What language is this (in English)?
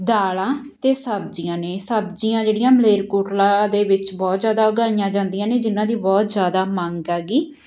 Punjabi